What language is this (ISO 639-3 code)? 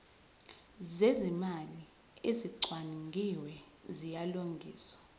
zul